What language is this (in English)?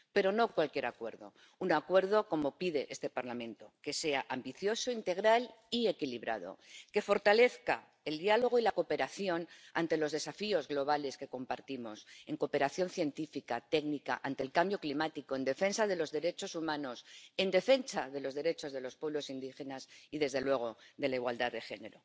Spanish